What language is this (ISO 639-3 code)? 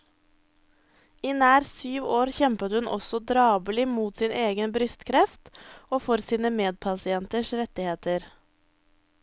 nor